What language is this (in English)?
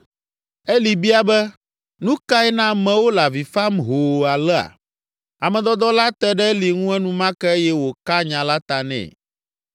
Ewe